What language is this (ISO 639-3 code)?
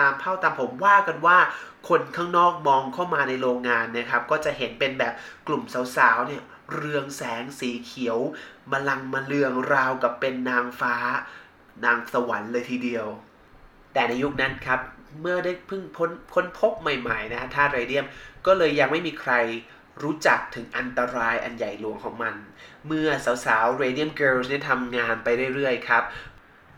tha